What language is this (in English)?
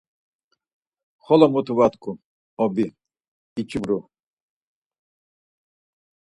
Laz